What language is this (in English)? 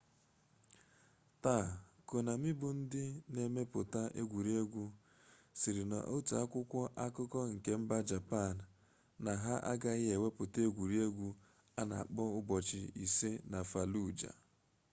Igbo